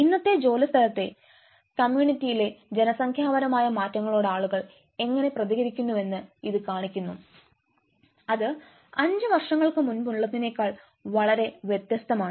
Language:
Malayalam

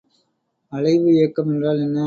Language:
Tamil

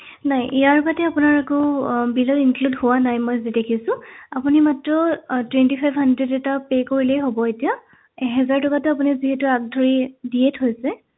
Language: Assamese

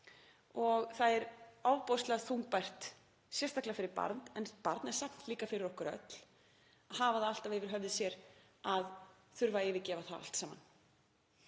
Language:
Icelandic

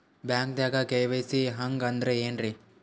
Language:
Kannada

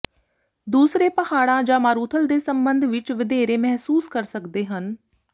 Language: Punjabi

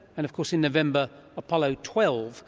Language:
English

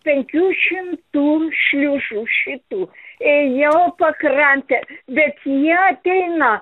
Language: Lithuanian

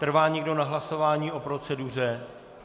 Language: Czech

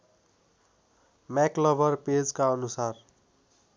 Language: Nepali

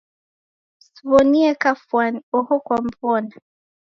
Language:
Taita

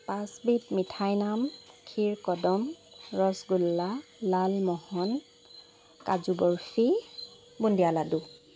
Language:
Assamese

